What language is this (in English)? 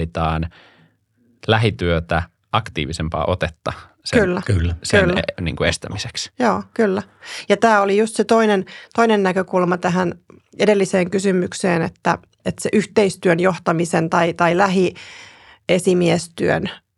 Finnish